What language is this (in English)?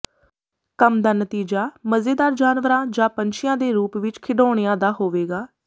Punjabi